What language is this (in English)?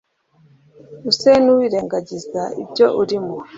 Kinyarwanda